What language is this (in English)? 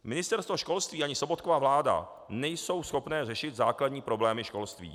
Czech